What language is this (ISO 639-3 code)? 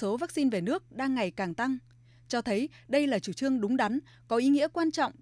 vie